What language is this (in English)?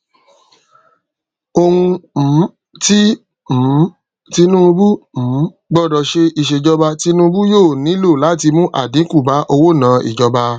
Yoruba